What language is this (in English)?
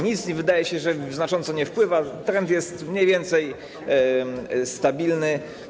Polish